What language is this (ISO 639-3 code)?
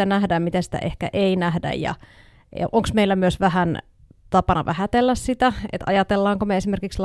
fin